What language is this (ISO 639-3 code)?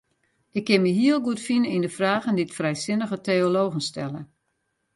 fry